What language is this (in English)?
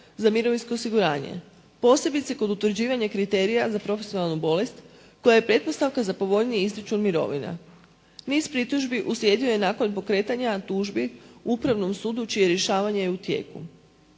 Croatian